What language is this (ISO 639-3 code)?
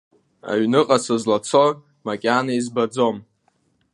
abk